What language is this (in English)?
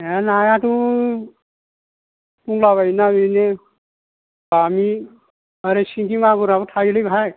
Bodo